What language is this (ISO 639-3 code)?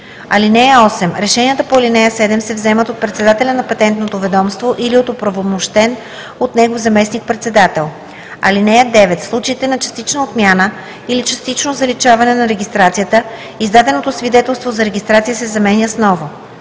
bul